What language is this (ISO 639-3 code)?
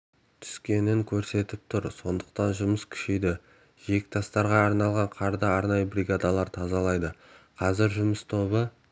kaz